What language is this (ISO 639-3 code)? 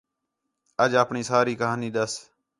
xhe